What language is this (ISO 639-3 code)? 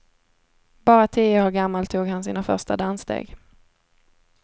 swe